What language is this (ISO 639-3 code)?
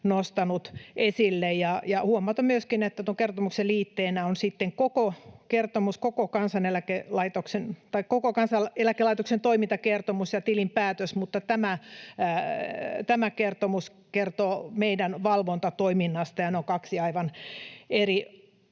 fin